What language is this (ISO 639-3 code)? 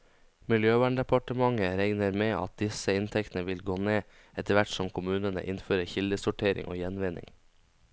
nor